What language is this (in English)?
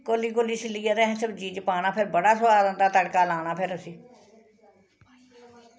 Dogri